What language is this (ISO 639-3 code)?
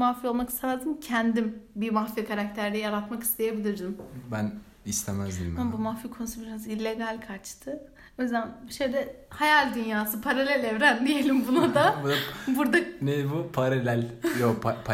tur